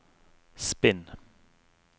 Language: Norwegian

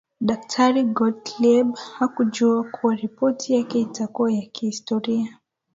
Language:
Swahili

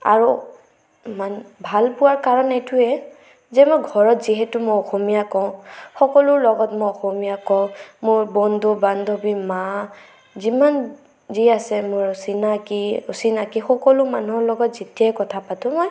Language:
Assamese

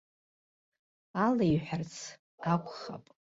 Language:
Abkhazian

